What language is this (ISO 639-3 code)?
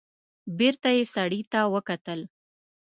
pus